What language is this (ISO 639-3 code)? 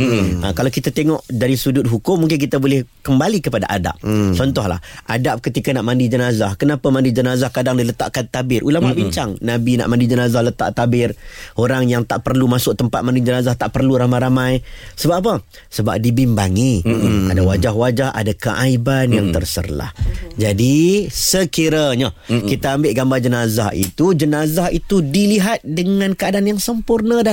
msa